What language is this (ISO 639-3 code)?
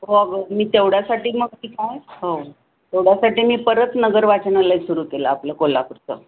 mar